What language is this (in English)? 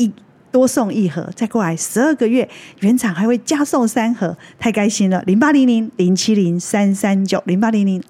Chinese